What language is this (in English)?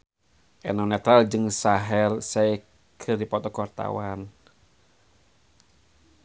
Sundanese